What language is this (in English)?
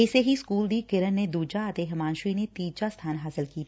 Punjabi